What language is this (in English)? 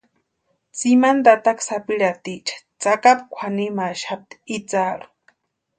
Western Highland Purepecha